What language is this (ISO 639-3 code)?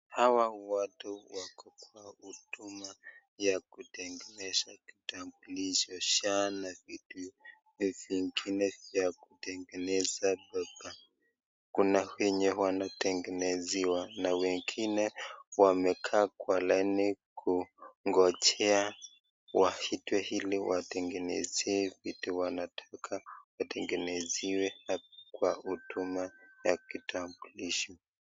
swa